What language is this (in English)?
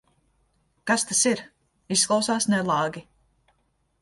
Latvian